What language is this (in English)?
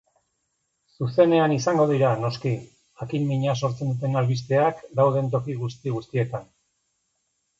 Basque